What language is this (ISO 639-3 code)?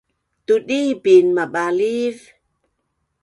bnn